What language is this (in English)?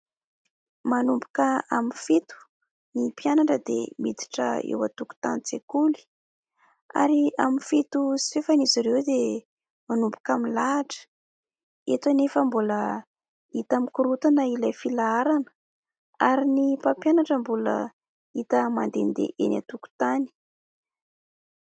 Malagasy